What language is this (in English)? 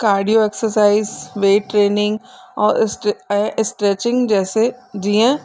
Sindhi